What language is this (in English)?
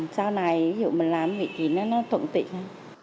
Vietnamese